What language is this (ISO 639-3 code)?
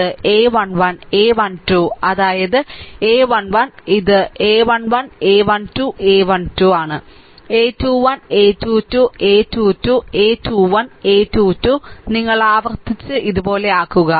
mal